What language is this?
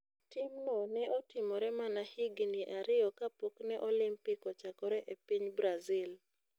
Luo (Kenya and Tanzania)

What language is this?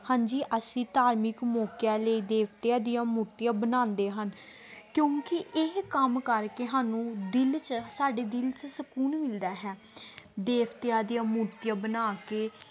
Punjabi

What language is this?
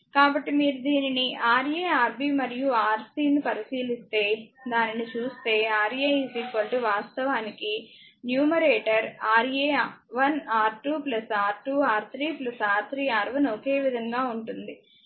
Telugu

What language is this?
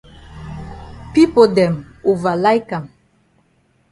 Cameroon Pidgin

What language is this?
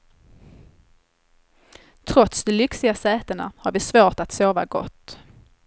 Swedish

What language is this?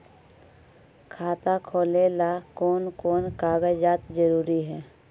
Magahi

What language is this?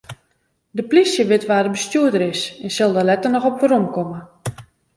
Western Frisian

